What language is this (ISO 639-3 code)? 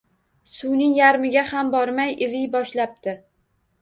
uzb